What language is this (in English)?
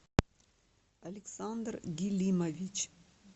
Russian